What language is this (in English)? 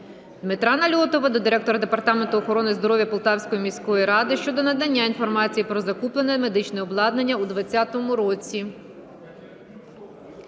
Ukrainian